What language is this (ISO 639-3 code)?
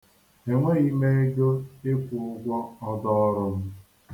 ibo